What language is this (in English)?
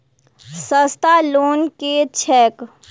Maithili